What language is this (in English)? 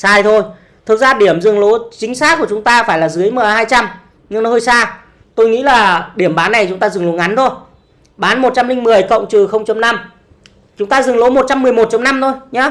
Vietnamese